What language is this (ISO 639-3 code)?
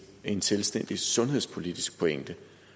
dan